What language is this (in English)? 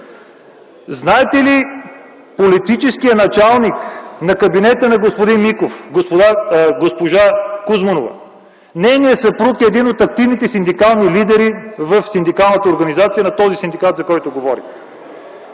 Bulgarian